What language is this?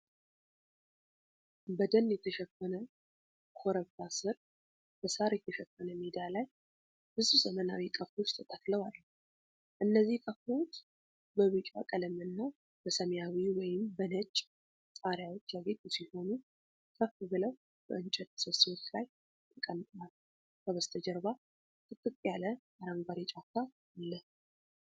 Amharic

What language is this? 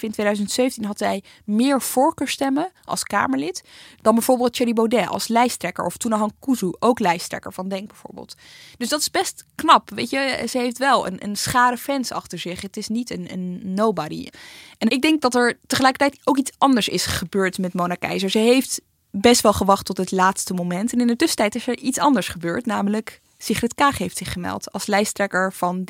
Dutch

